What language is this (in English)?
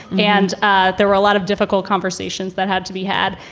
English